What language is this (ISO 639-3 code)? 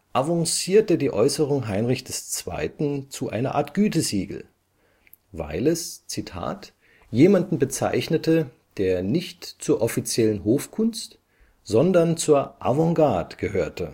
deu